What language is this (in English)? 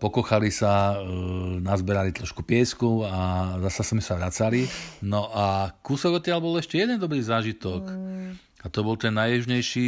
Slovak